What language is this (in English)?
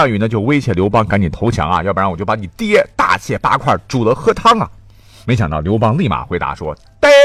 Chinese